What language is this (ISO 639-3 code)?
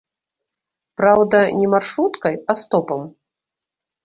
bel